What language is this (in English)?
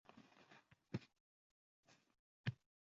Uzbek